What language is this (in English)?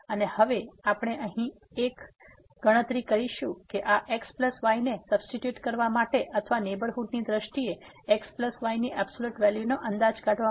Gujarati